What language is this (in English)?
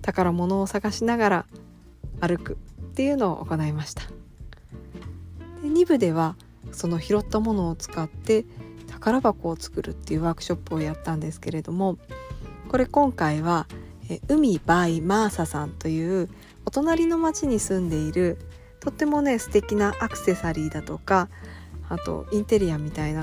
Japanese